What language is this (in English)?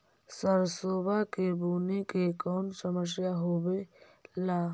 Magahi